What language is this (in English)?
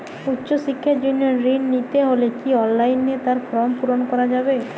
Bangla